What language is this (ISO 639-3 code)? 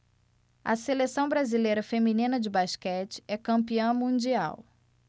por